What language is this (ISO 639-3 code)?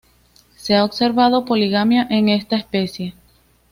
spa